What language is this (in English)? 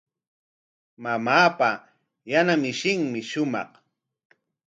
Corongo Ancash Quechua